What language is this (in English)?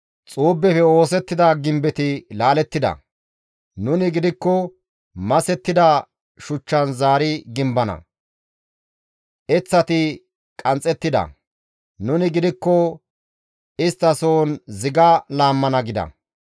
Gamo